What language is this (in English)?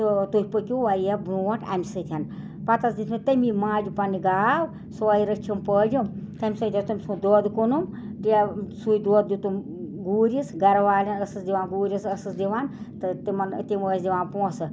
Kashmiri